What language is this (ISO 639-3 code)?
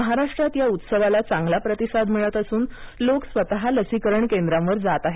mar